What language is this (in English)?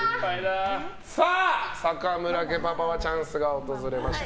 Japanese